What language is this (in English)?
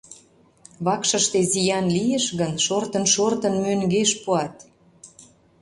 Mari